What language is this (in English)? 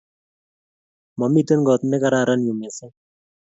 Kalenjin